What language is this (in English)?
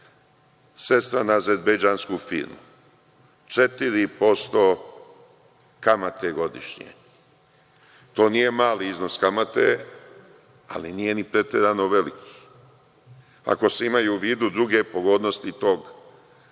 Serbian